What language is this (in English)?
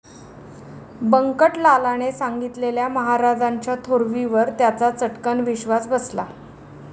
Marathi